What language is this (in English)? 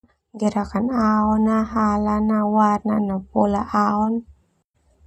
Termanu